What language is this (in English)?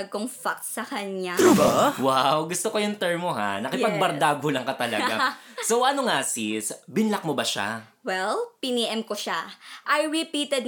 Filipino